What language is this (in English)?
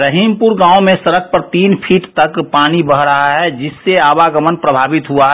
Hindi